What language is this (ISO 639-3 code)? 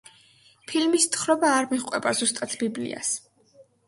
kat